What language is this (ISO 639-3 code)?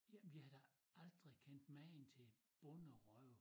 dan